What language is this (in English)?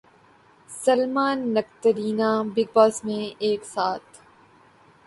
Urdu